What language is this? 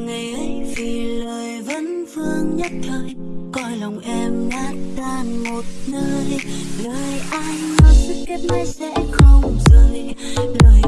Vietnamese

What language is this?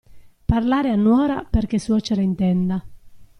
Italian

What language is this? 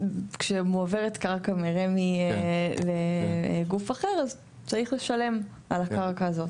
Hebrew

